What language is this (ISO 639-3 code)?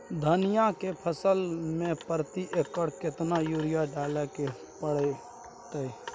mai